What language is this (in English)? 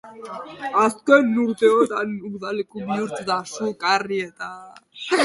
Basque